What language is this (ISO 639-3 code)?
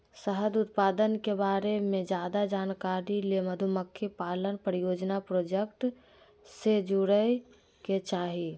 mag